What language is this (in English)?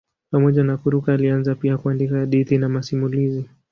Swahili